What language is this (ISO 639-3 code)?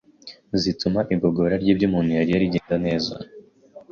kin